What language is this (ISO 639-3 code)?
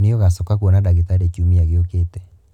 kik